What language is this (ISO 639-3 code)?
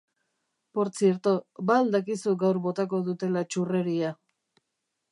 eus